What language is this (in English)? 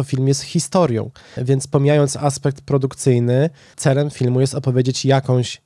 Polish